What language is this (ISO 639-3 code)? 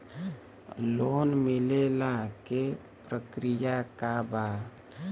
bho